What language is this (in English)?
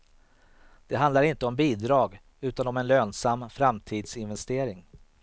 Swedish